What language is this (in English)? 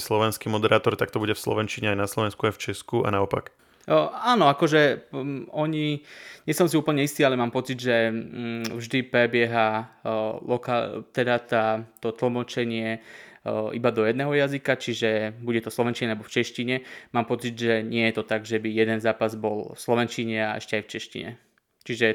Slovak